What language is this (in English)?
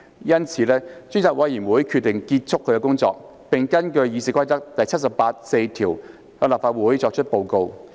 Cantonese